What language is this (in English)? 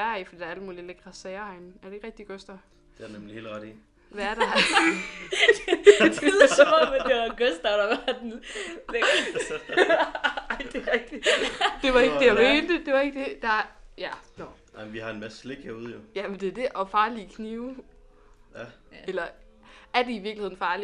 Danish